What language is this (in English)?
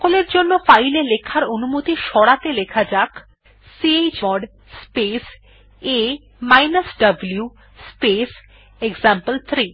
Bangla